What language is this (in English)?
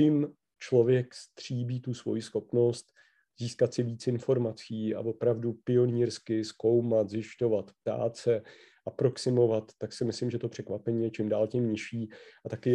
Czech